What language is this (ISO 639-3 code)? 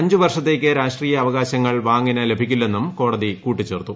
mal